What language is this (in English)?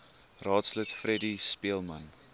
Afrikaans